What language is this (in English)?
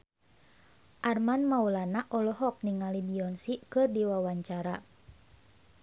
Sundanese